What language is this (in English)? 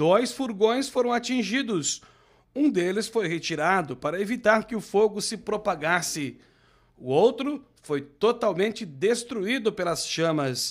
Portuguese